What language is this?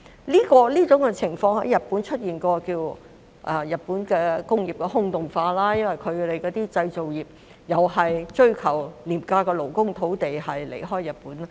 Cantonese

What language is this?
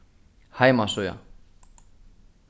Faroese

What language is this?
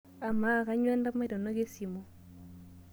Masai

